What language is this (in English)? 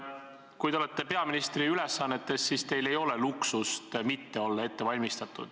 Estonian